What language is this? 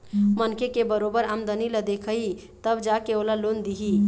Chhattisgarhi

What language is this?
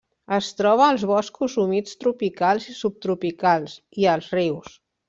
Catalan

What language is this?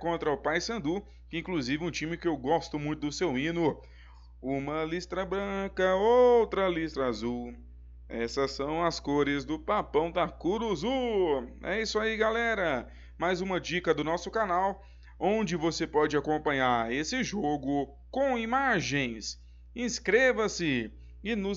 Portuguese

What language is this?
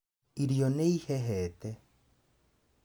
Kikuyu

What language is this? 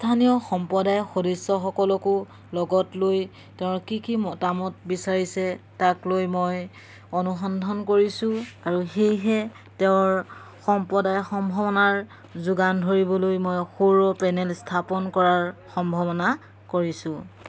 Assamese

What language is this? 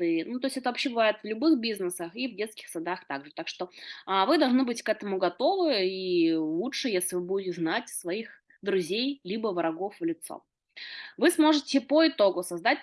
Russian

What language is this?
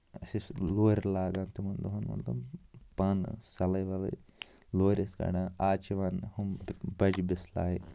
Kashmiri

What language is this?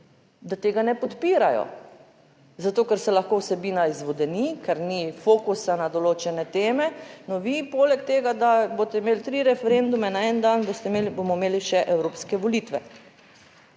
Slovenian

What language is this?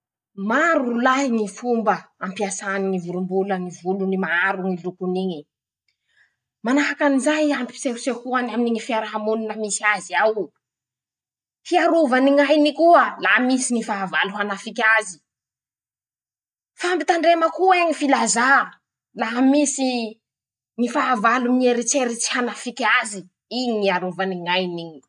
Masikoro Malagasy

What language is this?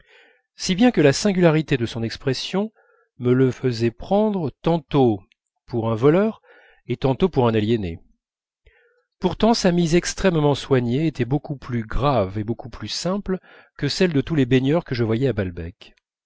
French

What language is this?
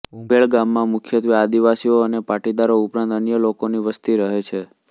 Gujarati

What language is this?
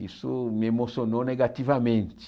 Portuguese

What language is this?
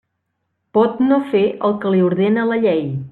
Catalan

